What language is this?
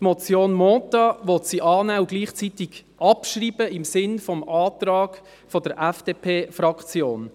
Swiss German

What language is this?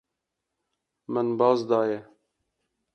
Kurdish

